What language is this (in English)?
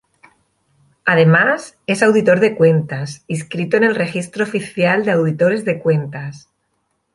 Spanish